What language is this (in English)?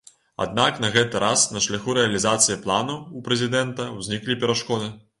Belarusian